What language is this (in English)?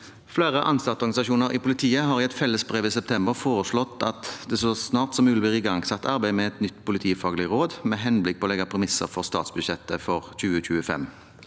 Norwegian